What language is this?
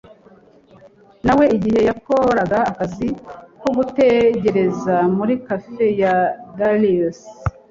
Kinyarwanda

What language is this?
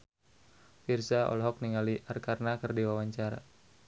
Sundanese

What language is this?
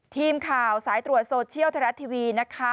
Thai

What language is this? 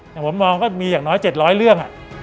Thai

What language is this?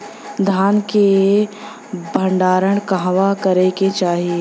Bhojpuri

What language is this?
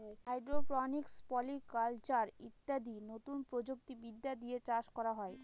Bangla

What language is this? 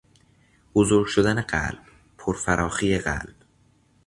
Persian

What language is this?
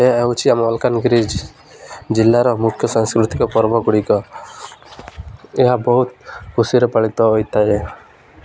Odia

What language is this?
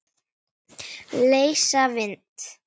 Icelandic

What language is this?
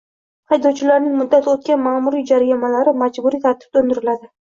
Uzbek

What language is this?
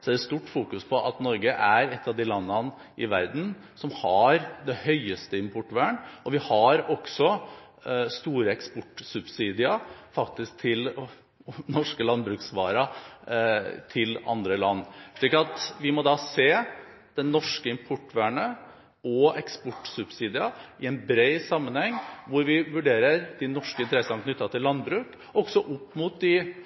Norwegian Bokmål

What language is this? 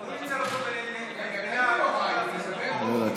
Hebrew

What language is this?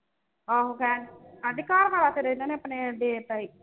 Punjabi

